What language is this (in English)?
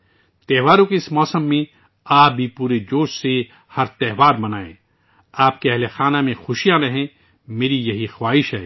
Urdu